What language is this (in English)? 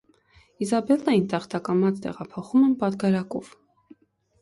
Armenian